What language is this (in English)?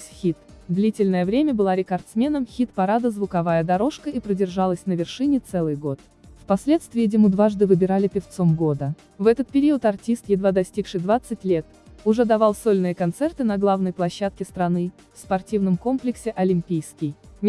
Russian